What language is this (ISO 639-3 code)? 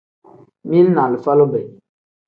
kdh